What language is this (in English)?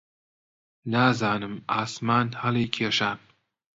Central Kurdish